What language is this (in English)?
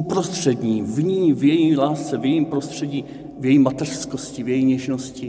Czech